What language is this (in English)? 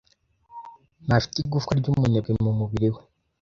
Kinyarwanda